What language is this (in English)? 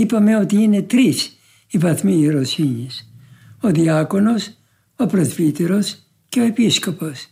Greek